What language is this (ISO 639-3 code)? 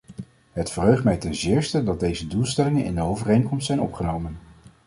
nld